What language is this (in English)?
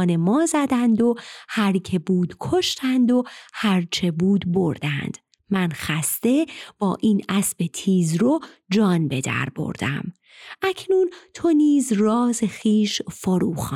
Persian